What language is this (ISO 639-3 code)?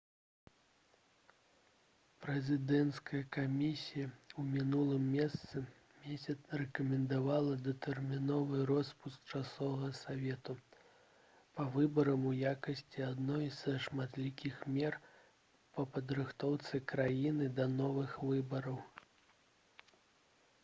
bel